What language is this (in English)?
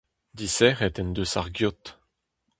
Breton